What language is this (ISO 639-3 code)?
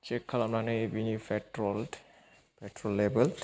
brx